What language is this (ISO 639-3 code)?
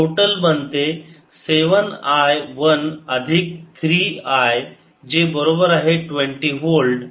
mar